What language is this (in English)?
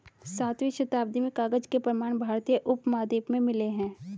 Hindi